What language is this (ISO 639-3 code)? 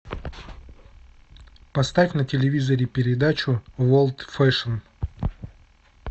rus